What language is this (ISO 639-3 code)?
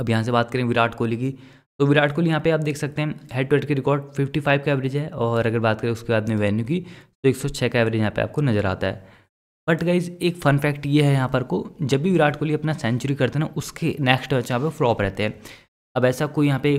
hin